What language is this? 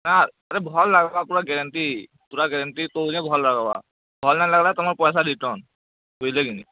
Odia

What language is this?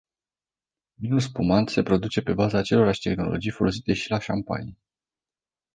Romanian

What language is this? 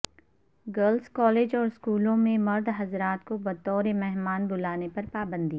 Urdu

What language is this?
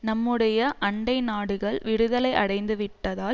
Tamil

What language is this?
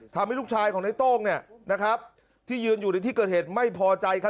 Thai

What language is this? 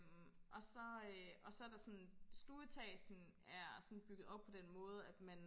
Danish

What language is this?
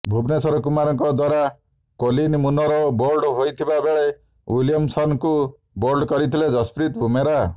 Odia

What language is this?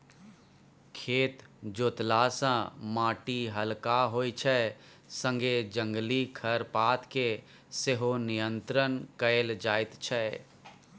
Maithili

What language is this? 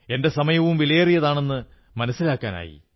Malayalam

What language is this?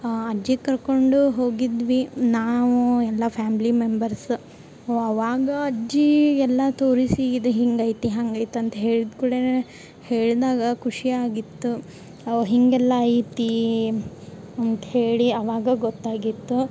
Kannada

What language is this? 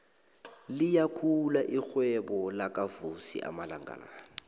South Ndebele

